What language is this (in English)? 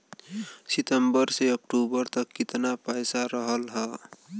Bhojpuri